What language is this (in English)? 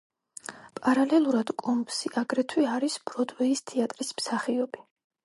Georgian